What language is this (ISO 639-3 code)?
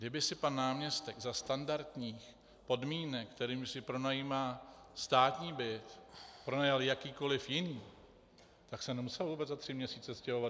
ces